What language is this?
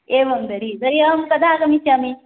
Sanskrit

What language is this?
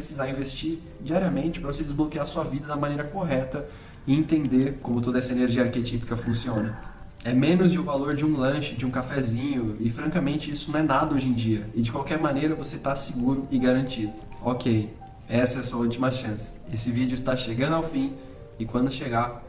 Portuguese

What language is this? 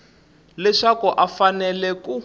Tsonga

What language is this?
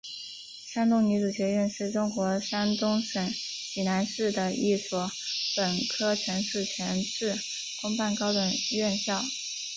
Chinese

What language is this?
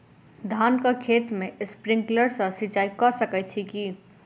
Maithili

